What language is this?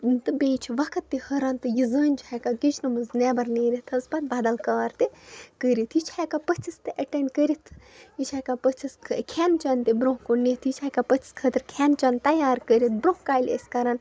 Kashmiri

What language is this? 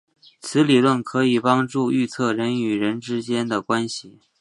Chinese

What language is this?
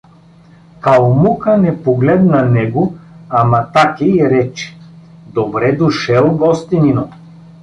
Bulgarian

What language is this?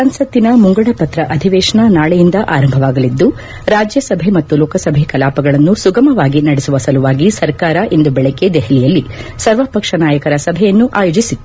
Kannada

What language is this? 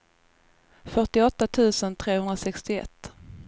Swedish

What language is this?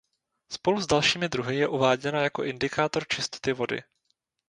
Czech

